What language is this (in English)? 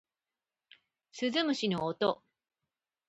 Japanese